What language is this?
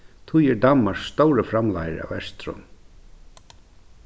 Faroese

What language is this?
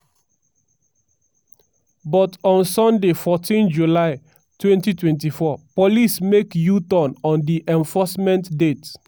Nigerian Pidgin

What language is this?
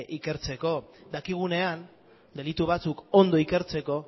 Basque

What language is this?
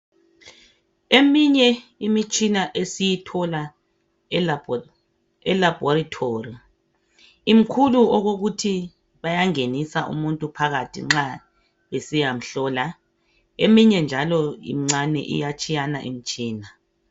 North Ndebele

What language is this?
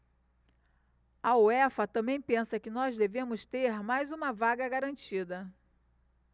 Portuguese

